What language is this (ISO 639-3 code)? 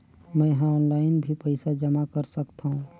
hne